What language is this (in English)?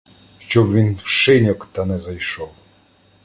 Ukrainian